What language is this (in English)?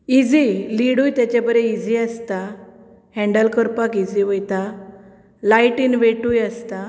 Konkani